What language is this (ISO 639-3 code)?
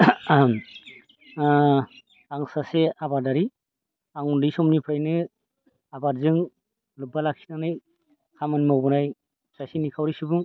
brx